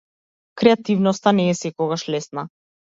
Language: Macedonian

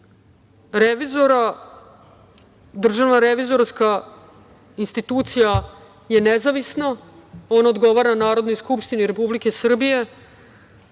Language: Serbian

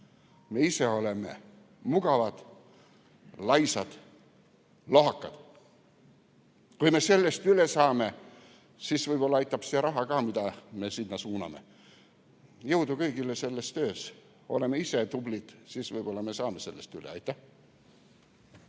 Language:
Estonian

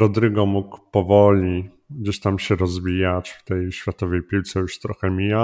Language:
Polish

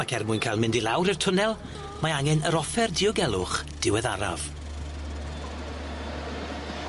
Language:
Welsh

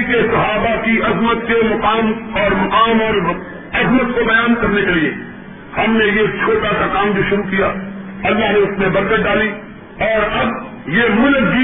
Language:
Urdu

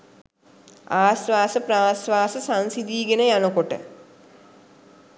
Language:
Sinhala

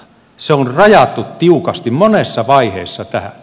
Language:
Finnish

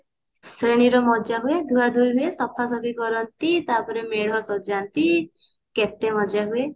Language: Odia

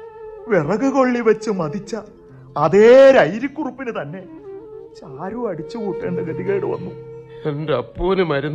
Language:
Malayalam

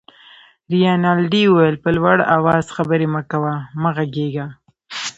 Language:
Pashto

